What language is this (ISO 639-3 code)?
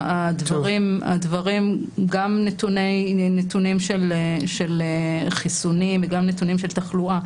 heb